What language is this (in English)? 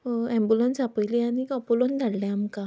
Konkani